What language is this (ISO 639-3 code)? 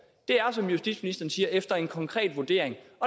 dan